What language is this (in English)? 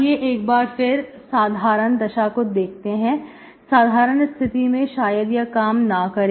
Hindi